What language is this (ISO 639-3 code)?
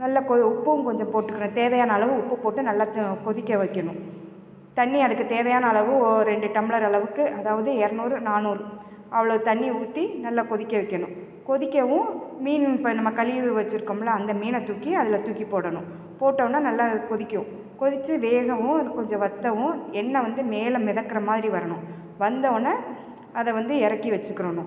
tam